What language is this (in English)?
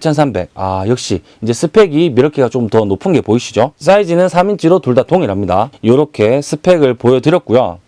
Korean